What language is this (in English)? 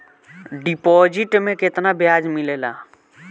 Bhojpuri